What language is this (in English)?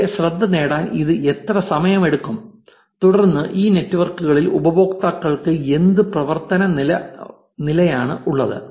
Malayalam